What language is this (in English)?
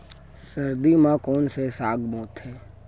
Chhattisgarhi